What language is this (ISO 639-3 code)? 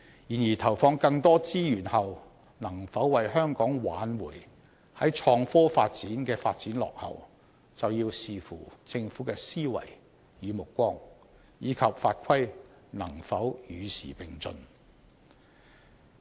yue